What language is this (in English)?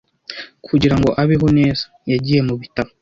Kinyarwanda